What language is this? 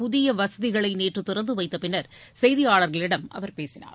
Tamil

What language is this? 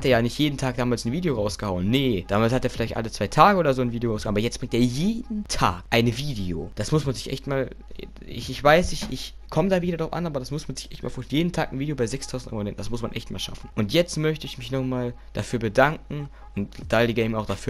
German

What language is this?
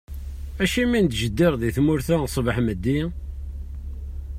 Kabyle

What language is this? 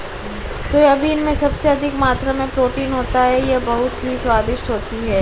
Hindi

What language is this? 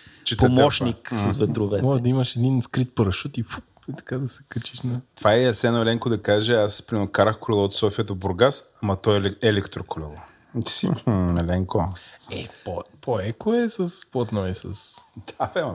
Bulgarian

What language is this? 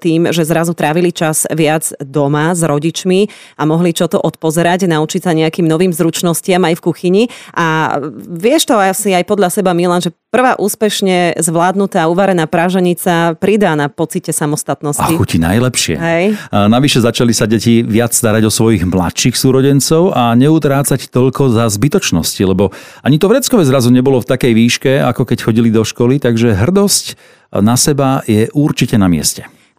Slovak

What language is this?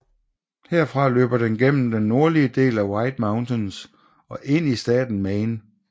Danish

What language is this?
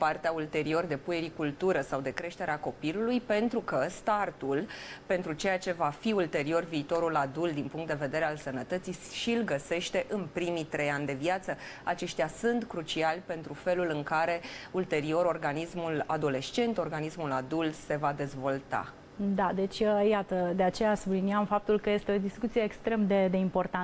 Romanian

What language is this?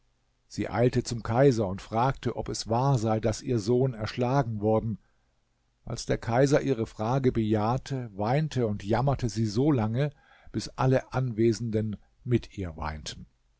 German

